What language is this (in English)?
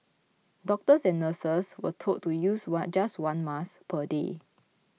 English